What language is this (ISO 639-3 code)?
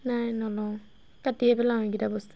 asm